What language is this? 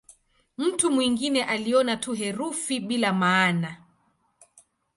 Swahili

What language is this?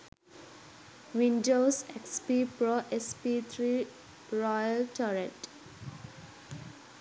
Sinhala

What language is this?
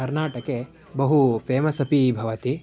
Sanskrit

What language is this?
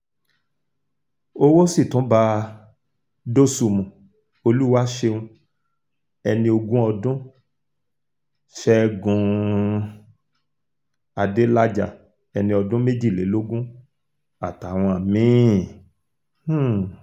Yoruba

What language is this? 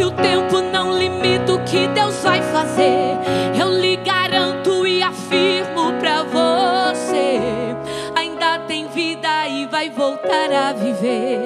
Portuguese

